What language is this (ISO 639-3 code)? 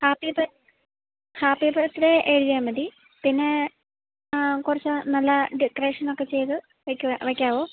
mal